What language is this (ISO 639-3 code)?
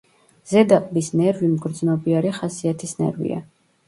kat